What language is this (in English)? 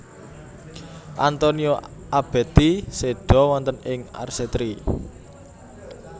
Javanese